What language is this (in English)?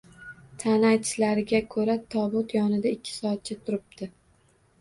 Uzbek